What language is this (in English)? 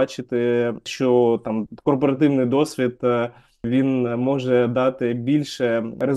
Ukrainian